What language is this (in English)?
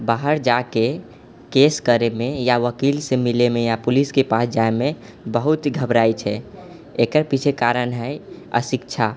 Maithili